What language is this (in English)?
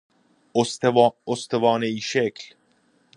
Persian